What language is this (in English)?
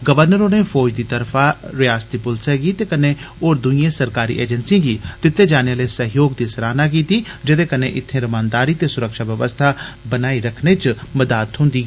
Dogri